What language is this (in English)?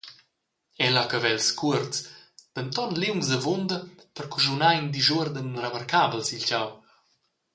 Romansh